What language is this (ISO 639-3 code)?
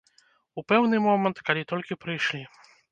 bel